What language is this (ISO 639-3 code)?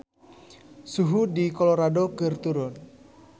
sun